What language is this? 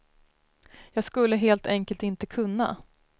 Swedish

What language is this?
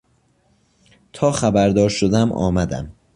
Persian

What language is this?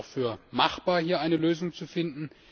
German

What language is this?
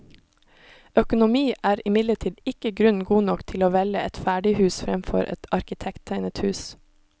Norwegian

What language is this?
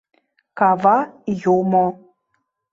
Mari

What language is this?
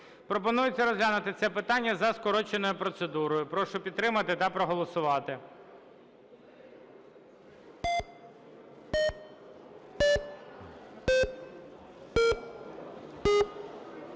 Ukrainian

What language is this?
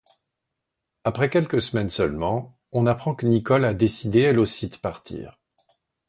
French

